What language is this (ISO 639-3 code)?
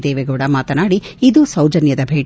kan